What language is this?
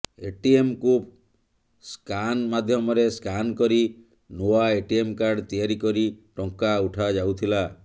Odia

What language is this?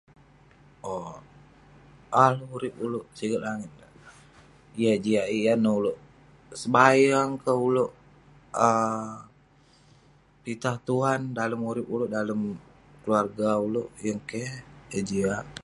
Western Penan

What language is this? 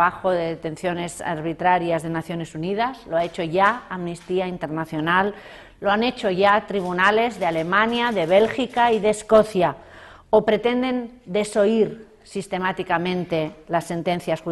Spanish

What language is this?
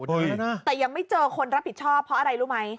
Thai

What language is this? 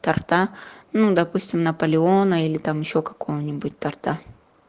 Russian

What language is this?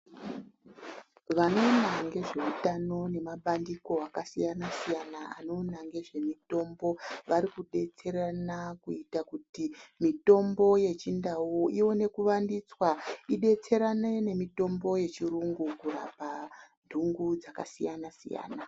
Ndau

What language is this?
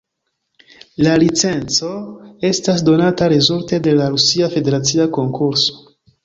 Esperanto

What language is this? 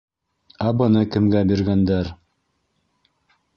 Bashkir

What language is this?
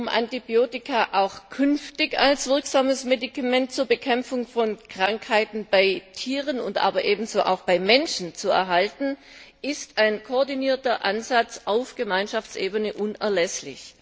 German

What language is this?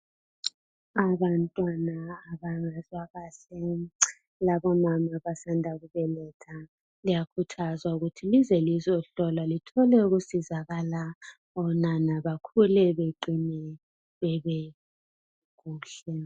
North Ndebele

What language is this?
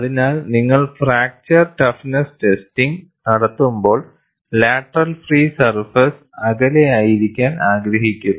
Malayalam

